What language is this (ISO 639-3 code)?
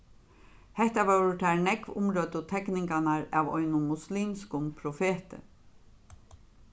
fao